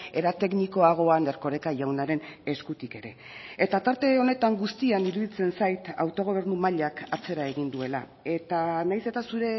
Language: Basque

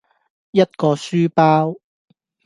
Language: Cantonese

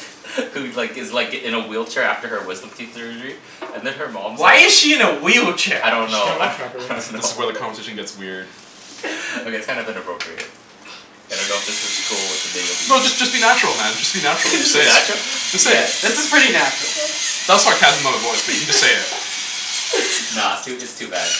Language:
English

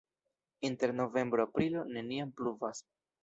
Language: Esperanto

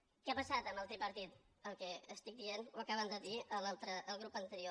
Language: Catalan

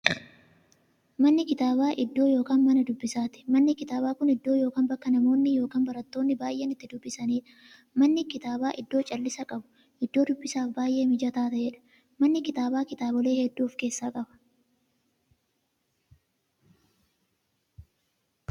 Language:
Oromo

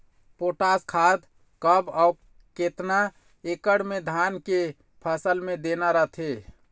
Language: Chhattisgarhi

